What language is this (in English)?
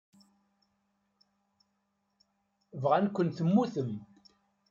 Kabyle